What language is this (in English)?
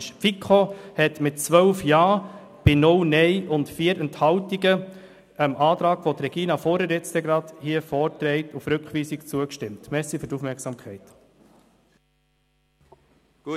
Swiss German